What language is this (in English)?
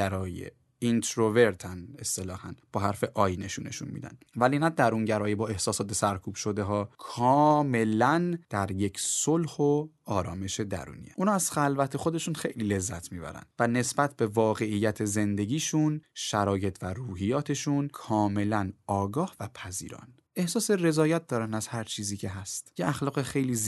Persian